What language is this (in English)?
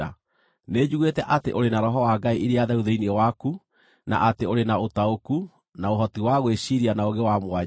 Kikuyu